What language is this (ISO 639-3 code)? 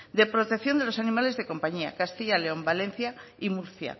spa